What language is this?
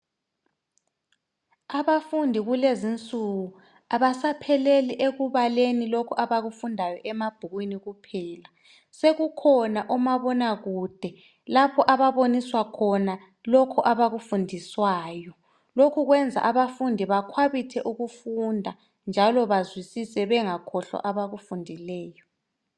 North Ndebele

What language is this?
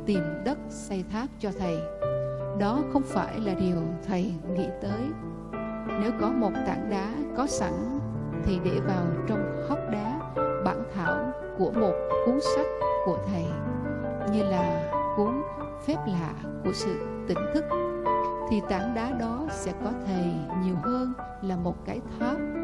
Vietnamese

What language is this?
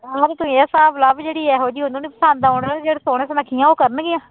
Punjabi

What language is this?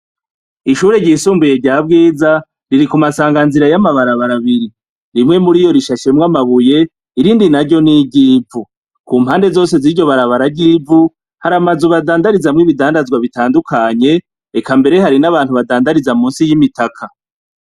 Rundi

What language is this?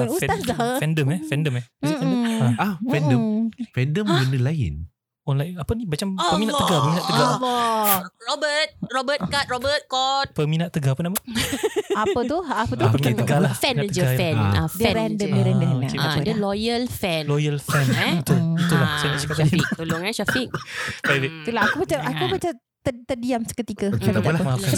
Malay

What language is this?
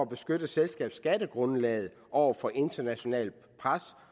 Danish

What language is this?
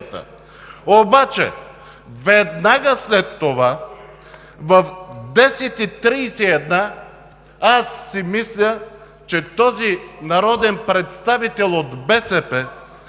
Bulgarian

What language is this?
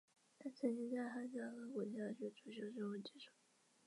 Chinese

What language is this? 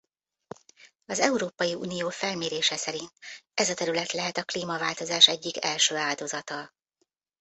Hungarian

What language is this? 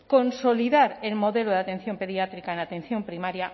Spanish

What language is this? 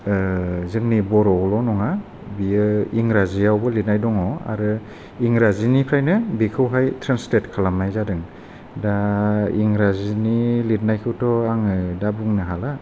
Bodo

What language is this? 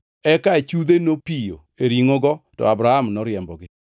Luo (Kenya and Tanzania)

